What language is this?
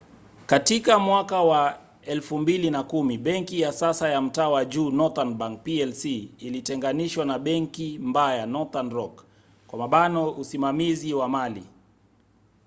Swahili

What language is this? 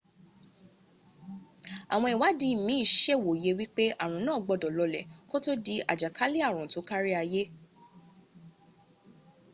Yoruba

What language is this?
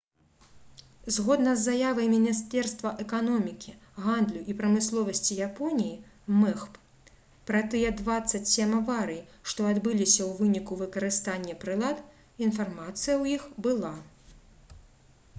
Belarusian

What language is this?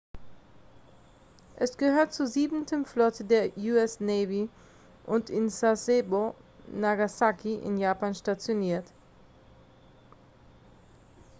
German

